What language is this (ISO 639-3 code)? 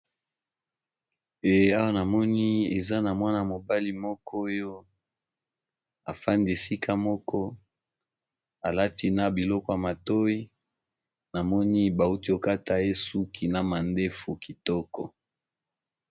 lin